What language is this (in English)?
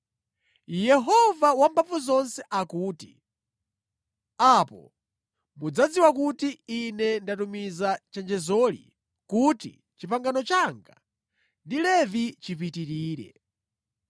Nyanja